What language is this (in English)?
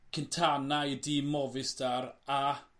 Welsh